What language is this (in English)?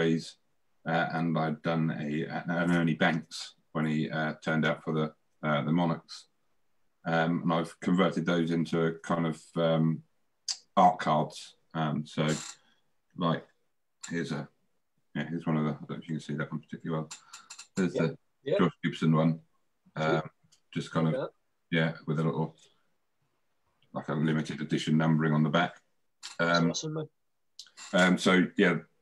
English